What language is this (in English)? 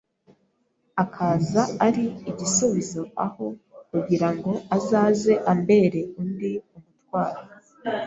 Kinyarwanda